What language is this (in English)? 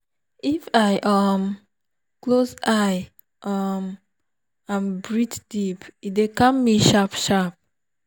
Nigerian Pidgin